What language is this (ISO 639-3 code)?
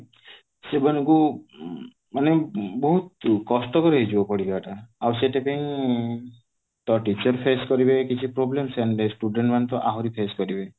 ori